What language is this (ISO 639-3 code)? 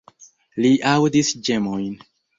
epo